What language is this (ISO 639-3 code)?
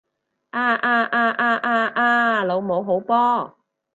yue